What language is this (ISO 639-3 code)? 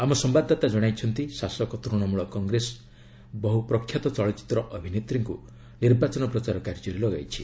ori